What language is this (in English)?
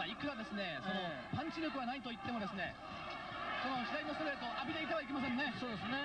Japanese